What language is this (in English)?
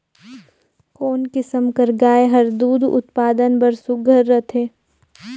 Chhattisgarhi